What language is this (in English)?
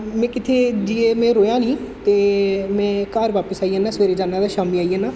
Dogri